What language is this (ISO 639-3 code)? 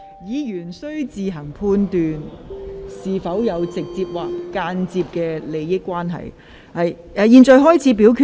yue